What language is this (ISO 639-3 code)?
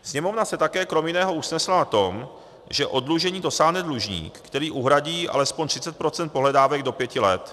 ces